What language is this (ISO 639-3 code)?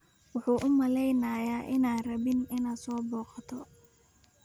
som